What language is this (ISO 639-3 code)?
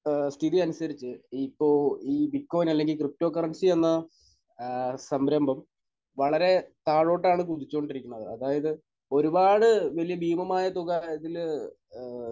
mal